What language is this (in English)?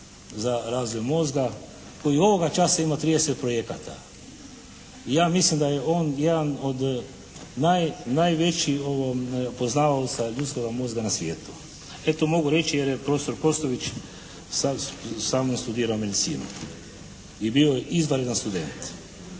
Croatian